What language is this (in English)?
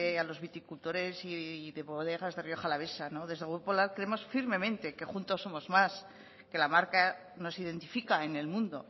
Spanish